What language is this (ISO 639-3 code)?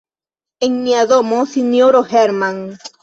epo